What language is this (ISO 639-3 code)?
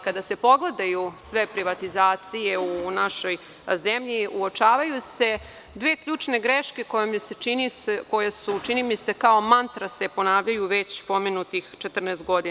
srp